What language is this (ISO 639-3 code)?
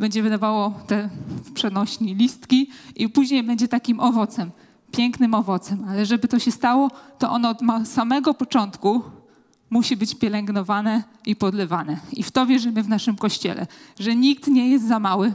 pol